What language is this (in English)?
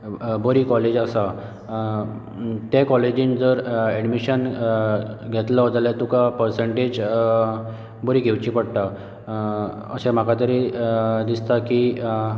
Konkani